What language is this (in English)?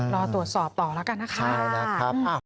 Thai